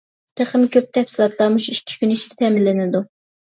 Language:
Uyghur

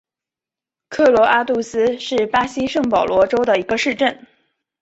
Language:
Chinese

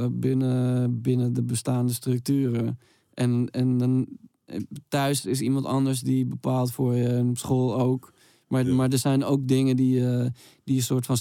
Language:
Dutch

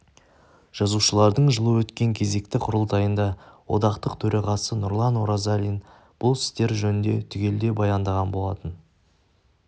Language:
Kazakh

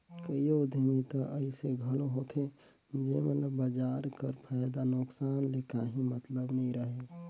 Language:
Chhattisgarhi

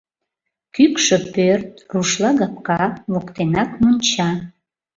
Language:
Mari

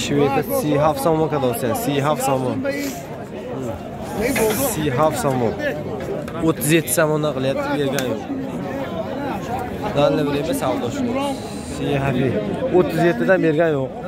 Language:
Turkish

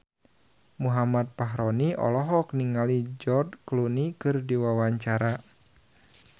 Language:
Sundanese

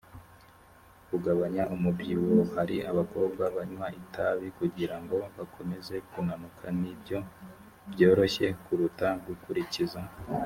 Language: Kinyarwanda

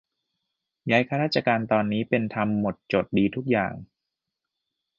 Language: Thai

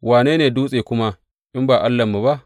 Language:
Hausa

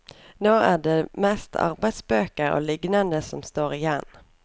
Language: Norwegian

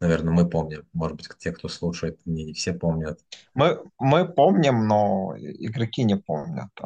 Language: Russian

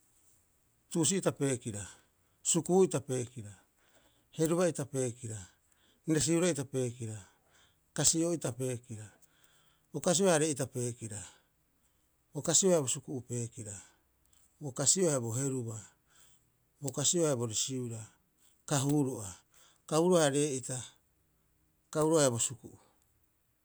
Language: Rapoisi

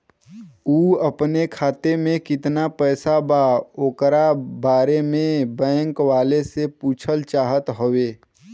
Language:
Bhojpuri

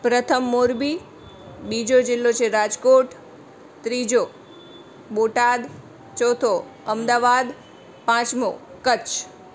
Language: Gujarati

